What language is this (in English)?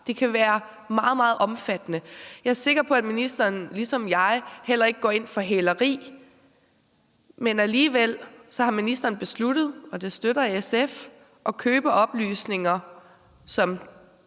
Danish